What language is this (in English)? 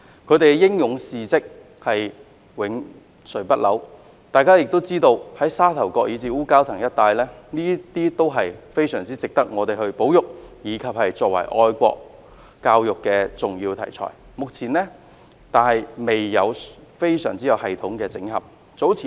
Cantonese